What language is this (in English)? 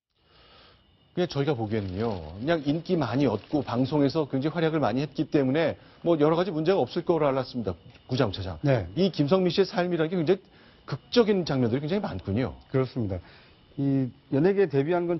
Korean